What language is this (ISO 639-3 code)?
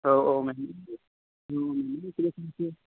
brx